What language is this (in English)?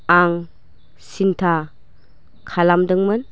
Bodo